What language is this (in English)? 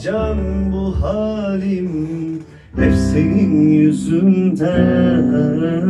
Turkish